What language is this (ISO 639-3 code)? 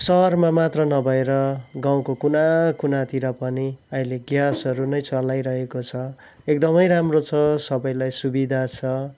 nep